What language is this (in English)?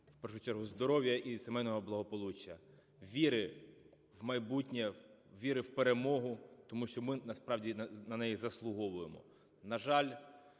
Ukrainian